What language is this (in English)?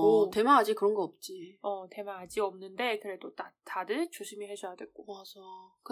Korean